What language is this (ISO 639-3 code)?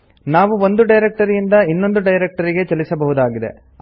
kan